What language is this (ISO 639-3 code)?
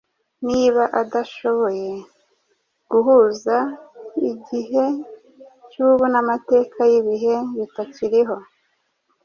kin